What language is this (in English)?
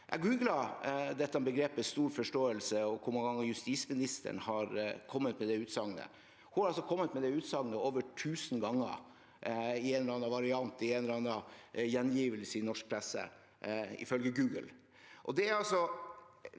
Norwegian